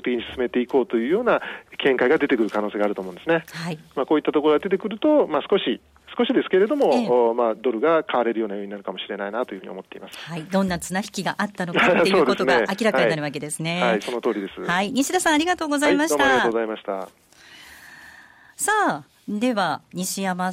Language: Japanese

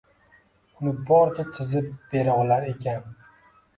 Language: Uzbek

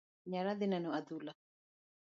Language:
Luo (Kenya and Tanzania)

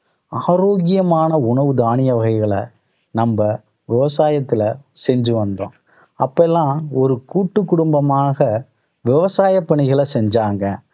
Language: Tamil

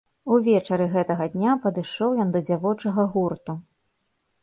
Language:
Belarusian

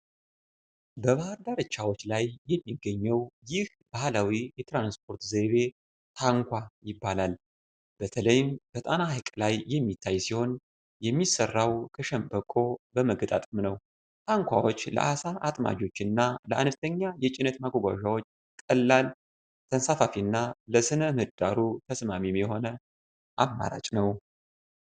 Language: Amharic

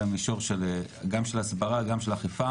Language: Hebrew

